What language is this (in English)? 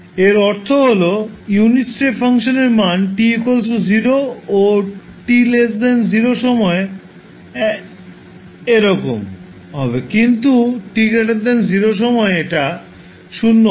Bangla